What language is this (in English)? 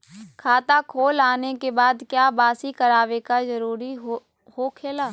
Magahi